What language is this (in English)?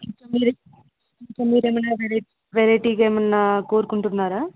Telugu